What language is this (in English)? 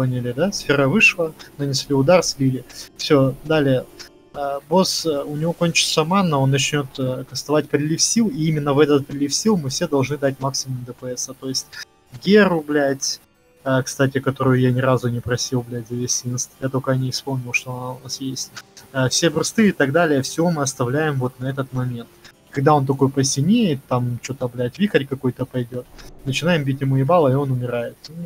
Russian